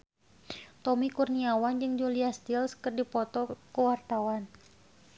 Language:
Sundanese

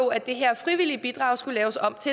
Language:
Danish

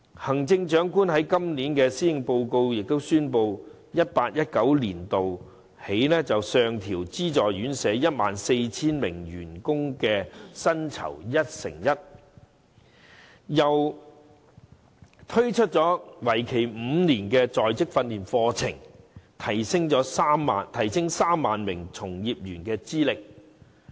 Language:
Cantonese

